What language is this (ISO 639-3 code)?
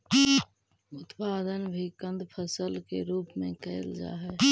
mag